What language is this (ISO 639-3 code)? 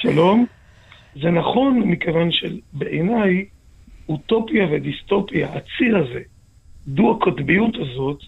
heb